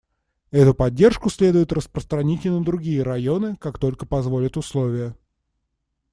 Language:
Russian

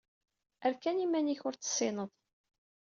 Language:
Kabyle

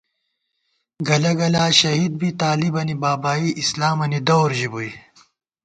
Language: Gawar-Bati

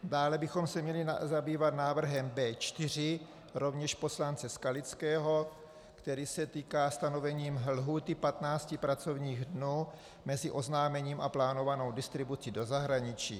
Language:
Czech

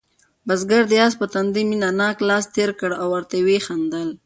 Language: Pashto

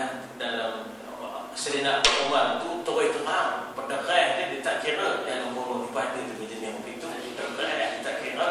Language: Malay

